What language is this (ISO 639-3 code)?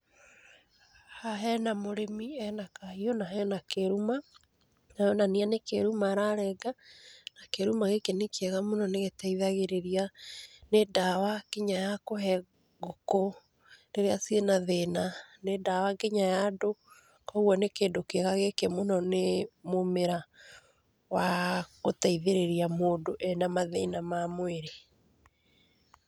kik